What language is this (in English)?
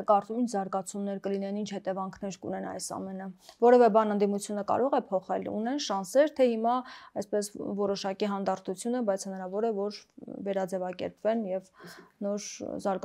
Romanian